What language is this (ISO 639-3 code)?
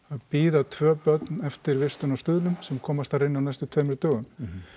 isl